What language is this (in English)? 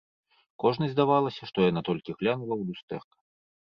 Belarusian